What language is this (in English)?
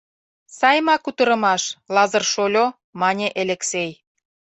Mari